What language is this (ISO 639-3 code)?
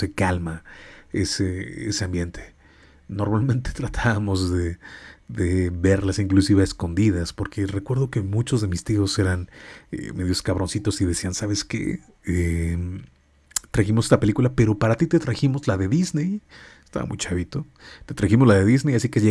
spa